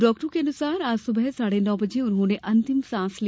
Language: Hindi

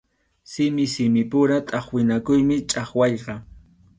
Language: Arequipa-La Unión Quechua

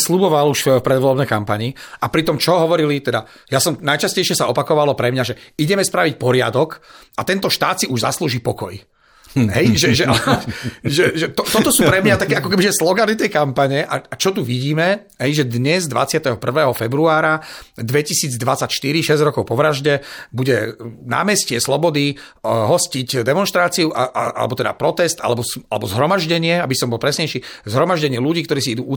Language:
Slovak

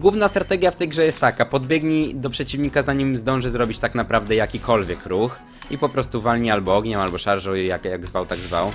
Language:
Polish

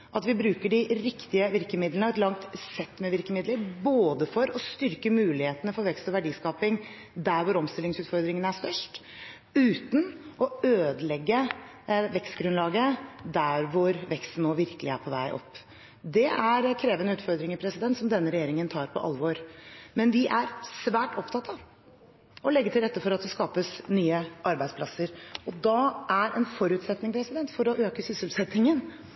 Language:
Norwegian Bokmål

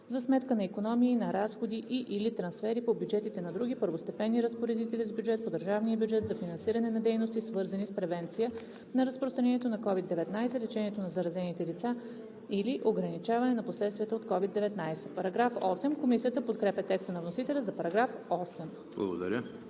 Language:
Bulgarian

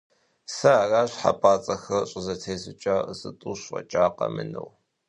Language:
Kabardian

